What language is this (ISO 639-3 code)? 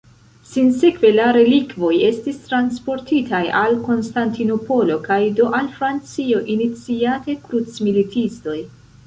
epo